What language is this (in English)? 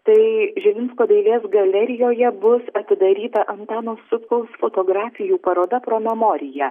Lithuanian